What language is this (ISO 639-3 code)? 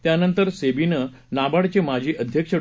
mar